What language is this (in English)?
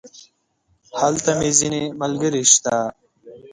Pashto